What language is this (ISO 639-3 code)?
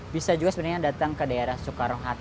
ind